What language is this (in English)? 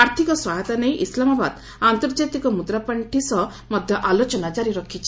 Odia